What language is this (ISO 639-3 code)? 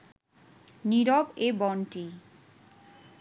ben